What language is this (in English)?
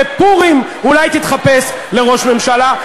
Hebrew